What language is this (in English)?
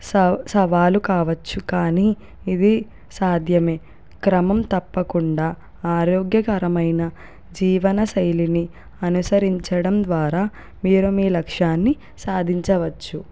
Telugu